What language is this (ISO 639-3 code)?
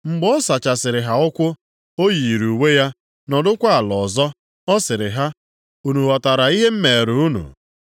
ibo